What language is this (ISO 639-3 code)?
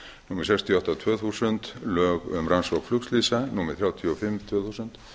isl